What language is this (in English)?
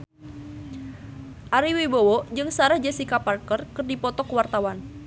Sundanese